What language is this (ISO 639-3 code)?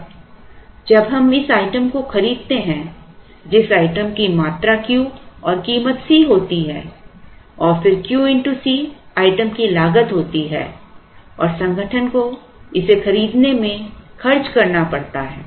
hin